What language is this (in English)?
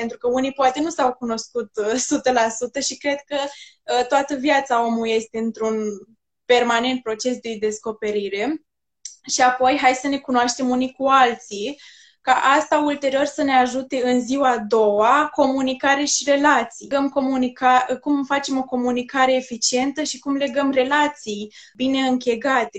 Romanian